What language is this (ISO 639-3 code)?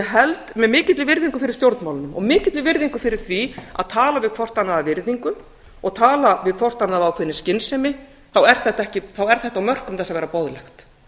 isl